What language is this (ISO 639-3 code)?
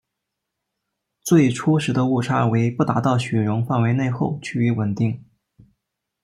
zho